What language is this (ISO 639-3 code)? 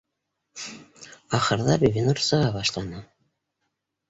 bak